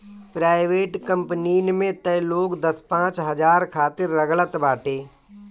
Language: Bhojpuri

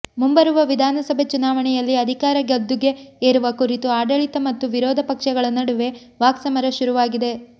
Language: Kannada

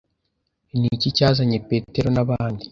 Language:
Kinyarwanda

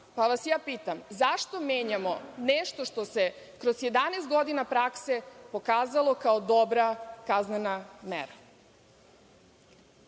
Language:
Serbian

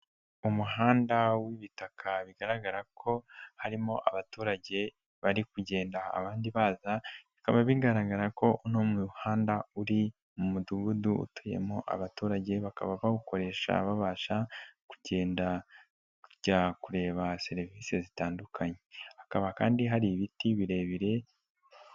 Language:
Kinyarwanda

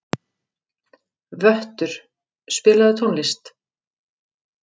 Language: Icelandic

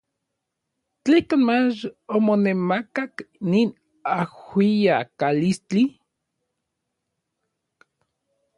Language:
Orizaba Nahuatl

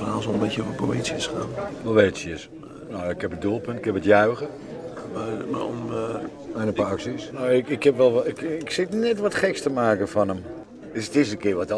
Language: Dutch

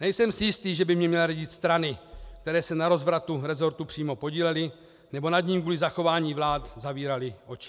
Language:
Czech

